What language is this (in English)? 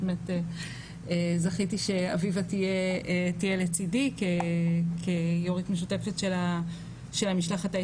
Hebrew